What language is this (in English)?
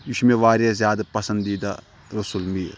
Kashmiri